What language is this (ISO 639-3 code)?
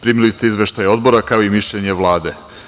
srp